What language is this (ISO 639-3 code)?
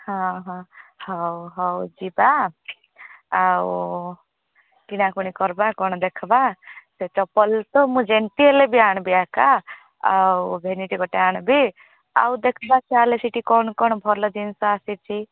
ori